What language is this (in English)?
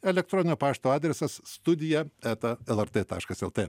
Lithuanian